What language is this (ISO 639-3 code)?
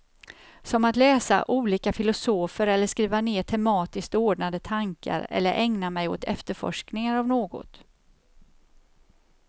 swe